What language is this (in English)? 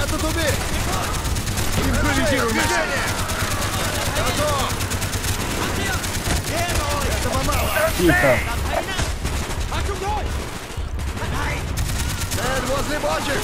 Russian